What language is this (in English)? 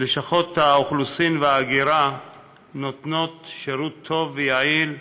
Hebrew